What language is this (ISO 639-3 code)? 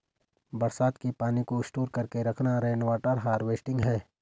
hin